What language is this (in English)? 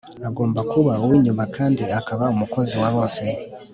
Kinyarwanda